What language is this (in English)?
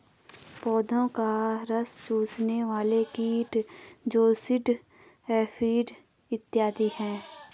Hindi